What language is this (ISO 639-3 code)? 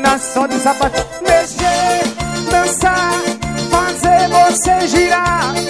por